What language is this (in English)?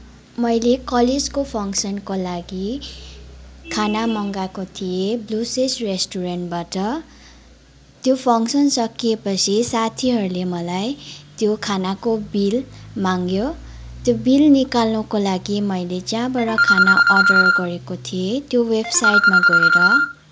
Nepali